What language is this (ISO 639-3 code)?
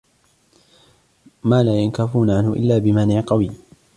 ara